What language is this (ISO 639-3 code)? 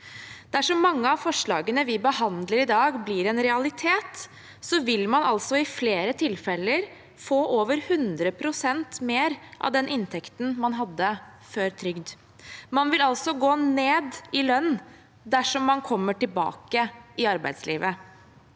nor